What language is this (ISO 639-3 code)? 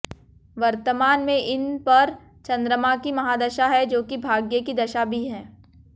hin